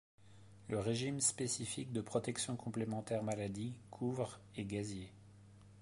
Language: French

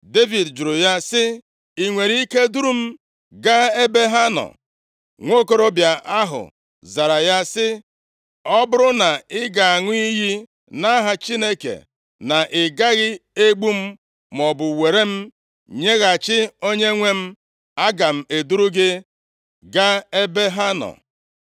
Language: Igbo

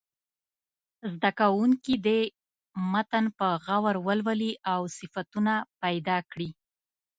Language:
Pashto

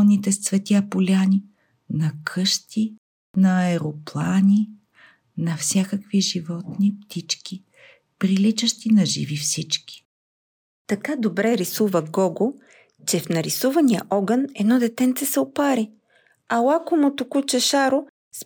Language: Bulgarian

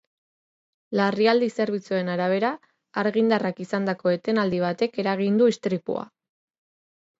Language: Basque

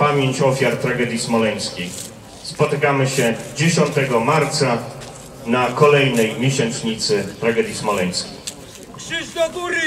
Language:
Polish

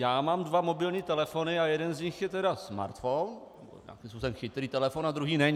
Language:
Czech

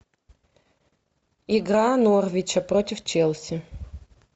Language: Russian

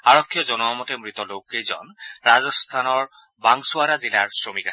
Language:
Assamese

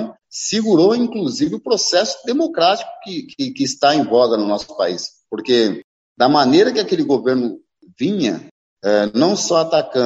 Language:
Portuguese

